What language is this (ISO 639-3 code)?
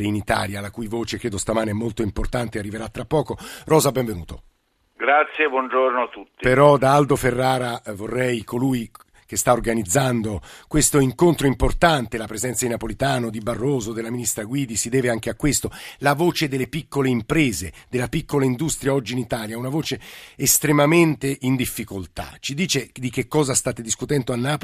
ita